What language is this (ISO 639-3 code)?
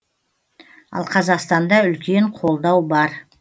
kaz